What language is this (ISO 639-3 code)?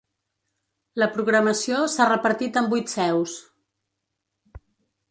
cat